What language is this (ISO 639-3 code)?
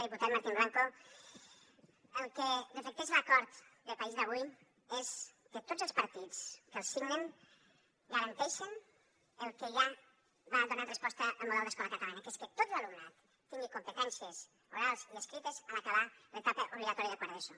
cat